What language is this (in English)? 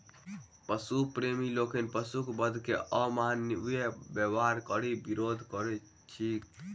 Maithili